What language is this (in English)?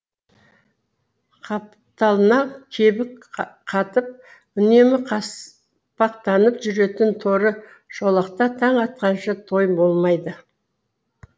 Kazakh